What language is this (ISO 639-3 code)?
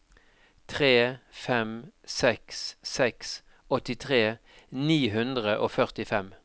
nor